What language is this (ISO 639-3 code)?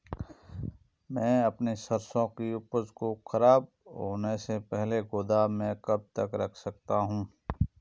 hin